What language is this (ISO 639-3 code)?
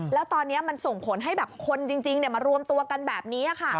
tha